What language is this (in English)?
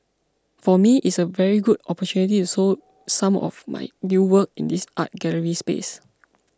English